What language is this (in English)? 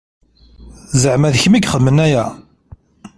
Kabyle